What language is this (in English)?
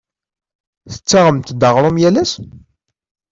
Kabyle